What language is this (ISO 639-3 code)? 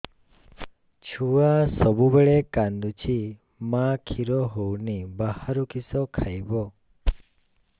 ori